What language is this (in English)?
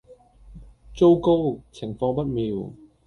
Cantonese